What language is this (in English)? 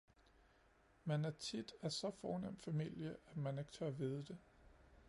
Danish